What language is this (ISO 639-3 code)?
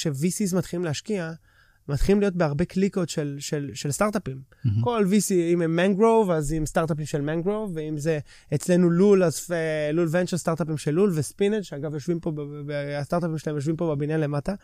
heb